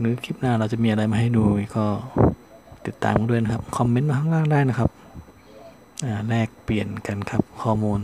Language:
Thai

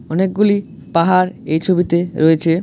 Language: Bangla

